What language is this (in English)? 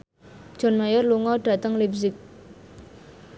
Javanese